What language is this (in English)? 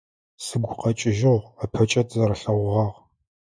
Adyghe